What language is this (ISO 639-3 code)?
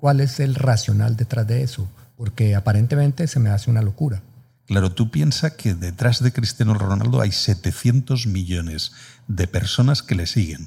spa